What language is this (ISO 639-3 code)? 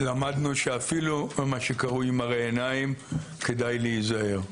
heb